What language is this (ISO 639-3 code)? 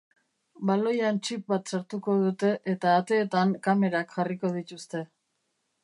eus